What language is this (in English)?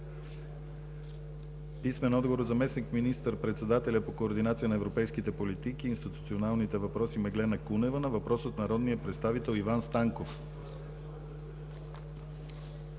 Bulgarian